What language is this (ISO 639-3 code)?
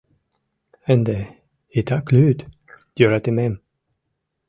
chm